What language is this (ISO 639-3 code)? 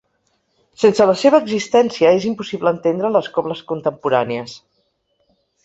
cat